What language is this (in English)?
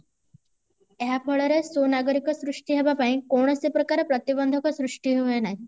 Odia